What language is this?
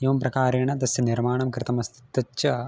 Sanskrit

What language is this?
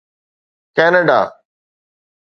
Sindhi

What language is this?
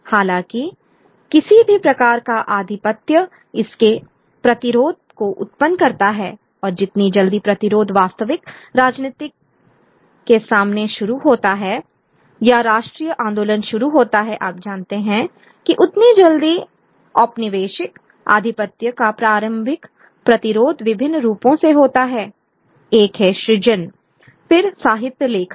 Hindi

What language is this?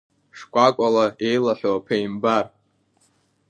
Abkhazian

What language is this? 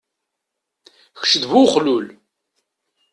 Kabyle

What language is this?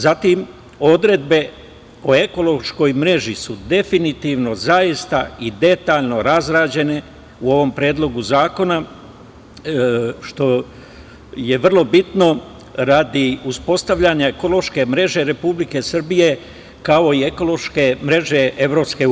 Serbian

